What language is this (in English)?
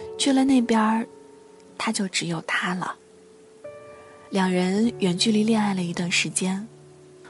Chinese